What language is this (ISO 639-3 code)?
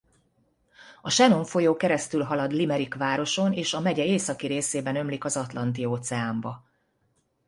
hun